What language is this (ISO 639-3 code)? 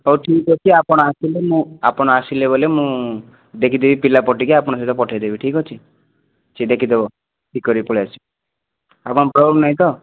ori